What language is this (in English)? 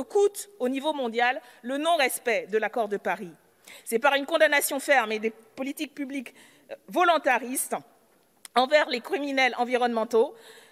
French